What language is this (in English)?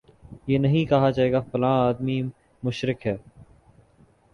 Urdu